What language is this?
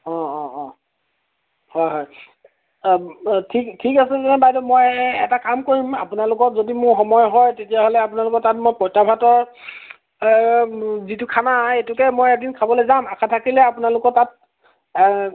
Assamese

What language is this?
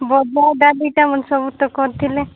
Odia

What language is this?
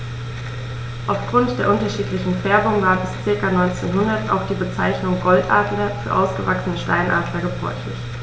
German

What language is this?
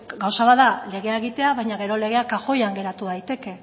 Basque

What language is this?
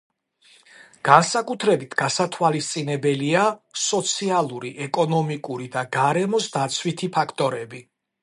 Georgian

